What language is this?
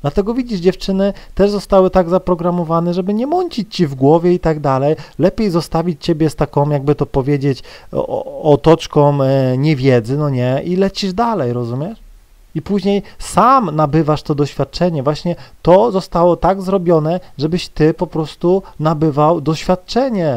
Polish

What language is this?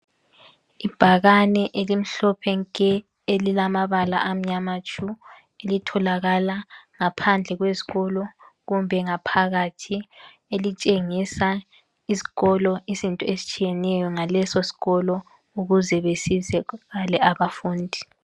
North Ndebele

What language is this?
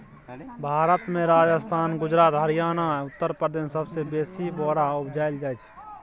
Maithili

